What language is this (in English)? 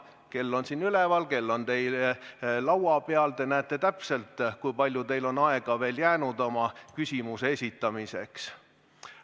Estonian